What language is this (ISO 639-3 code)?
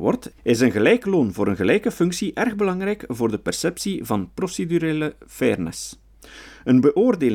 nld